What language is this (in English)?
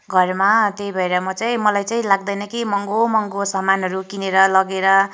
Nepali